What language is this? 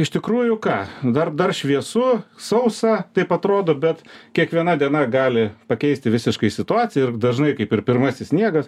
Lithuanian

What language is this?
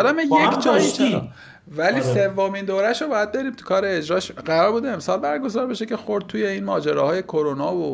Persian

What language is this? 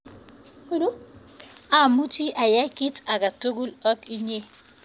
Kalenjin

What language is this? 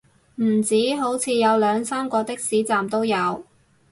Cantonese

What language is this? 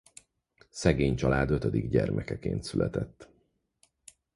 Hungarian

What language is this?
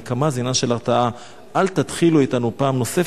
Hebrew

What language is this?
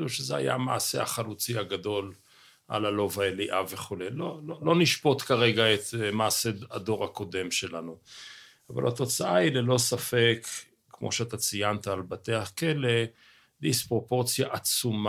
Hebrew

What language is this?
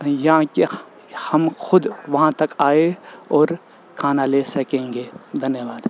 Urdu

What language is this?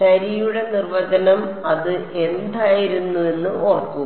Malayalam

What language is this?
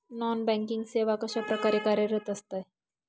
Marathi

